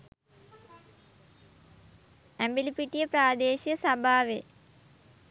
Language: Sinhala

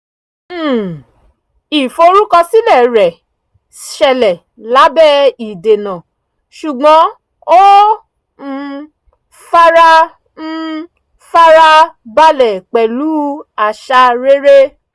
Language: Yoruba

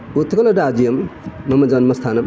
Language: Sanskrit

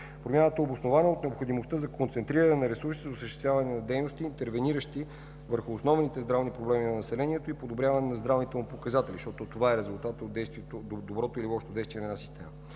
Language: Bulgarian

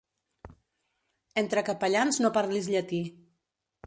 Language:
Catalan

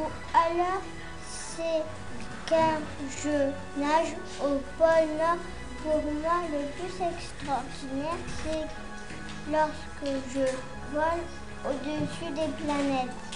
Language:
French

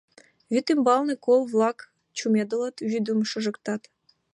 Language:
Mari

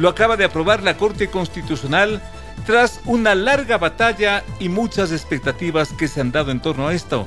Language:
Spanish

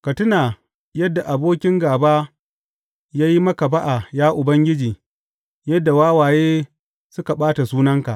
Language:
Hausa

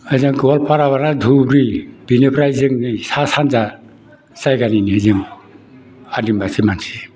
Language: Bodo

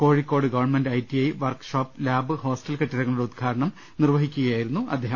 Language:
Malayalam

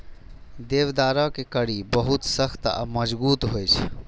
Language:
Maithili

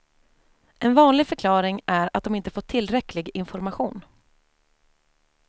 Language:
Swedish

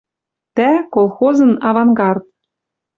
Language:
Western Mari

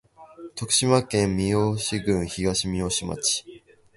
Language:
Japanese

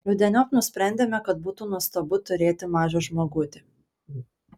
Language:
Lithuanian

